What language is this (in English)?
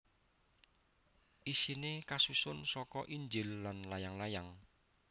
Javanese